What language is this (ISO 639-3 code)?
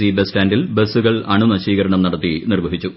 mal